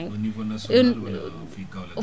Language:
Wolof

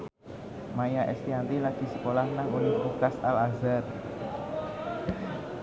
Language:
Javanese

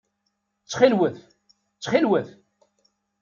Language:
Kabyle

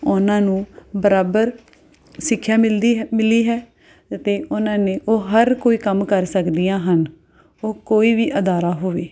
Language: Punjabi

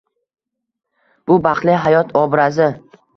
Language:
Uzbek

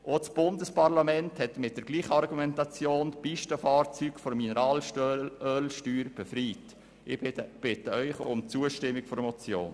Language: Swiss German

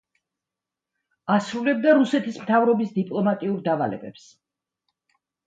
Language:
Georgian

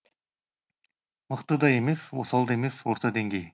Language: Kazakh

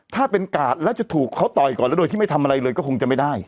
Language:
Thai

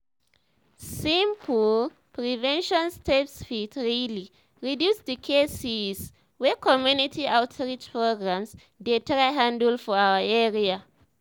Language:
Nigerian Pidgin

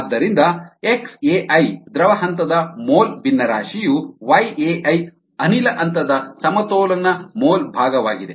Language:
Kannada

